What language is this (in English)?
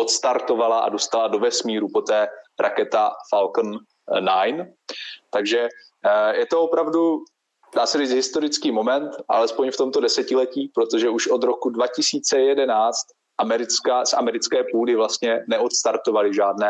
Czech